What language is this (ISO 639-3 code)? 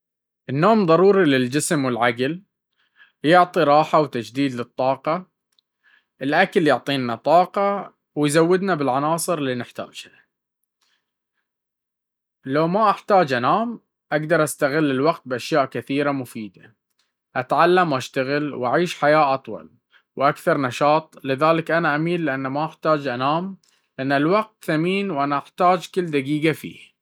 abv